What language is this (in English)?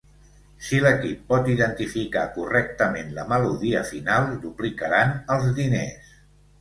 Catalan